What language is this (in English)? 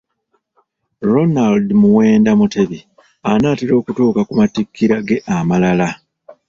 Ganda